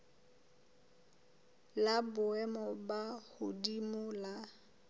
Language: Southern Sotho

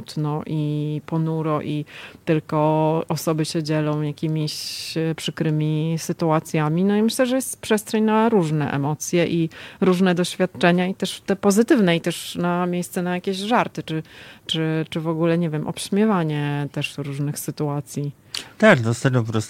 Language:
Polish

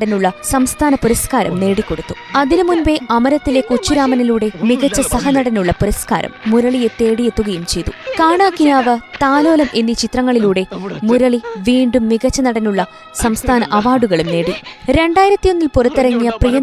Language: Malayalam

